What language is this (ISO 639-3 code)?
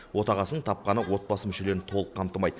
kaz